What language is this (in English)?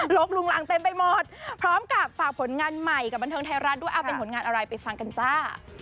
Thai